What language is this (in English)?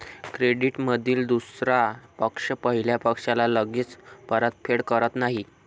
Marathi